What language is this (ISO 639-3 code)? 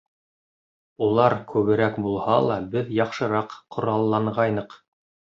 bak